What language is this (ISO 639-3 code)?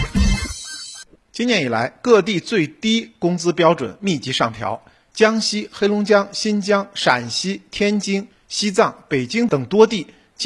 zho